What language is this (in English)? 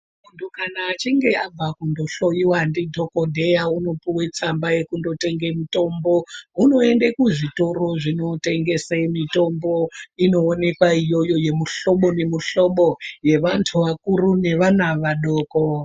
Ndau